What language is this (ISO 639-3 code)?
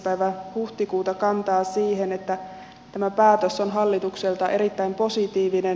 fin